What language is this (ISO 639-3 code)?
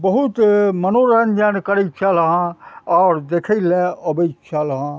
mai